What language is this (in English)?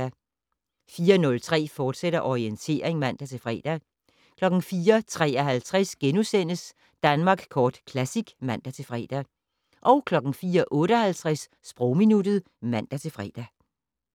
Danish